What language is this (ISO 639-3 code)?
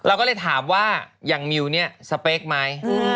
tha